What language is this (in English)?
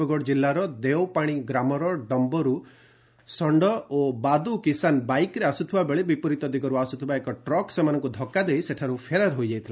Odia